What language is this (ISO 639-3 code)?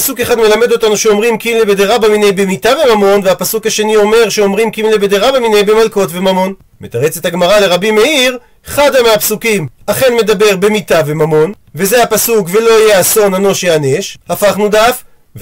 heb